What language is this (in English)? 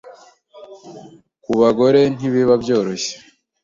Kinyarwanda